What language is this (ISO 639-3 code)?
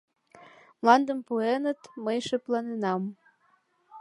chm